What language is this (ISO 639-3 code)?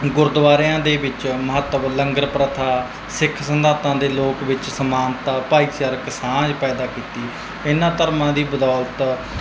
pan